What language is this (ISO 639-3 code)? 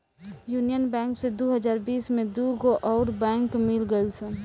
bho